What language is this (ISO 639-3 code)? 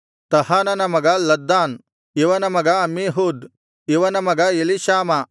kan